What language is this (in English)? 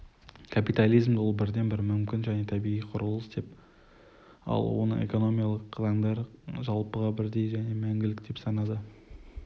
Kazakh